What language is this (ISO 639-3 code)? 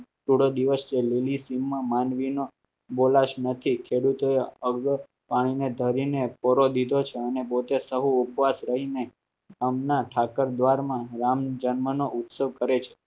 guj